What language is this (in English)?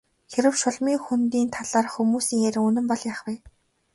Mongolian